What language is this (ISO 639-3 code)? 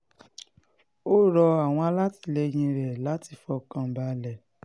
yor